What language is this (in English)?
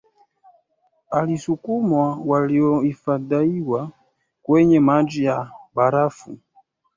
Swahili